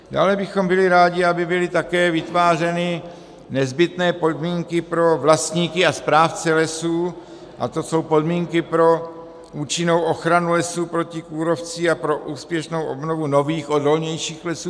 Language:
Czech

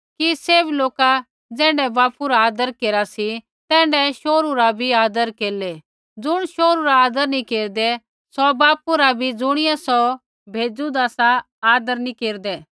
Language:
Kullu Pahari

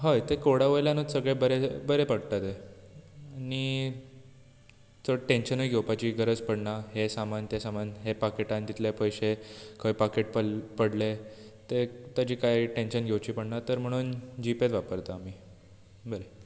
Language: Konkani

